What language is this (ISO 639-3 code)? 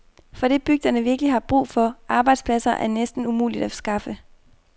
dan